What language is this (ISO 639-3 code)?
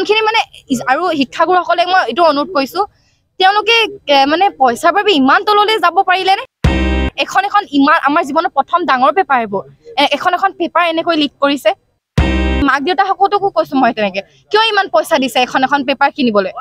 tha